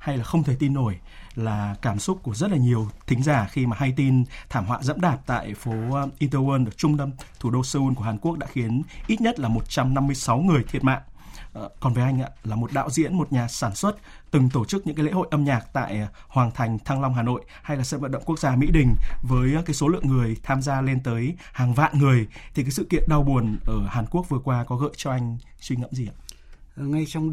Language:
Vietnamese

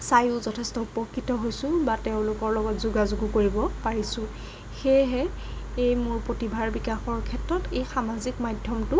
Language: Assamese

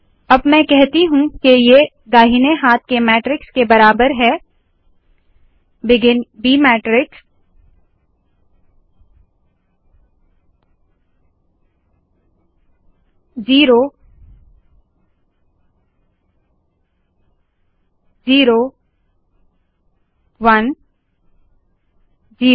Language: Hindi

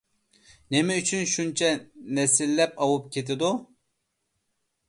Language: Uyghur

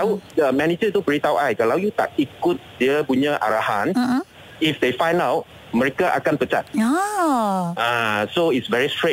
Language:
Malay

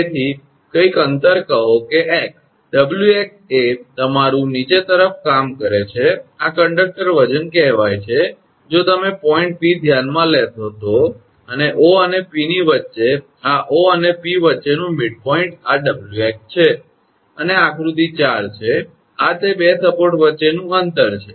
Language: Gujarati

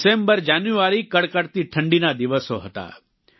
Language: Gujarati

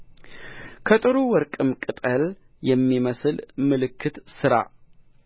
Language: Amharic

